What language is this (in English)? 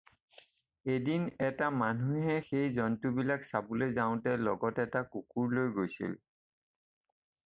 Assamese